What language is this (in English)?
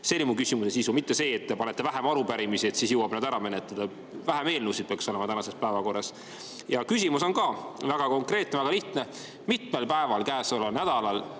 Estonian